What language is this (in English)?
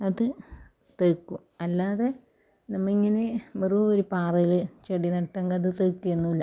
Malayalam